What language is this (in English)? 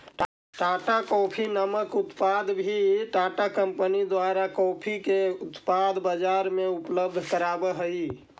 Magahi